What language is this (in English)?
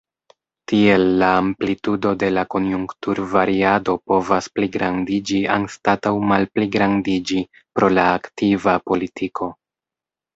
Esperanto